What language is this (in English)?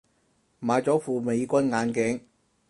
Cantonese